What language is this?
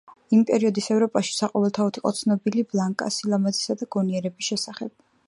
Georgian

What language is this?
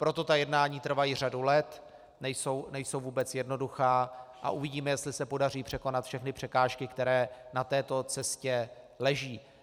Czech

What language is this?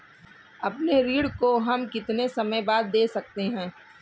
Hindi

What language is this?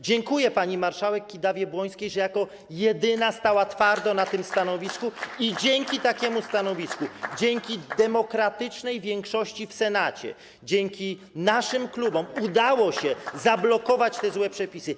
Polish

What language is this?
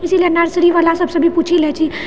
Maithili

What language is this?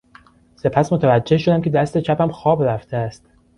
Persian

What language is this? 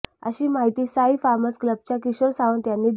Marathi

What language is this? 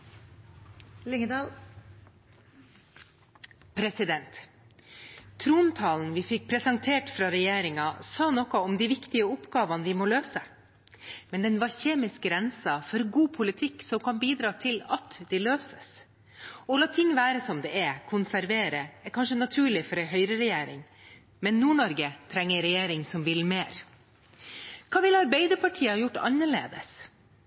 Norwegian Bokmål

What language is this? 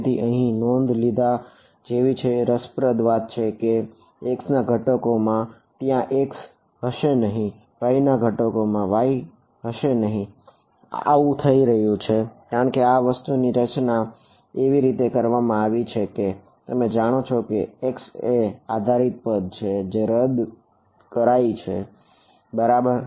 Gujarati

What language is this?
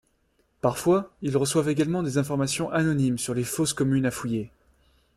French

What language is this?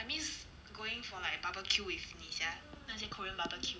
English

